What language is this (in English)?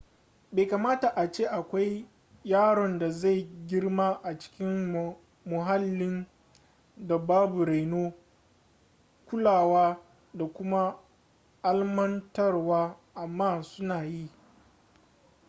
Hausa